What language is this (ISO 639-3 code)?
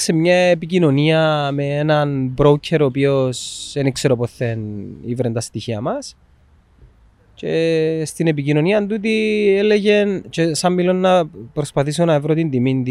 ell